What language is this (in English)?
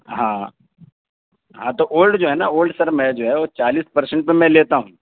Urdu